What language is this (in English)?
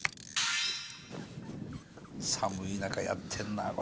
Japanese